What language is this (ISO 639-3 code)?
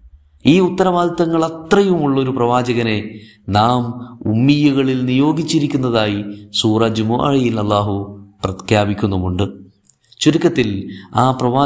mal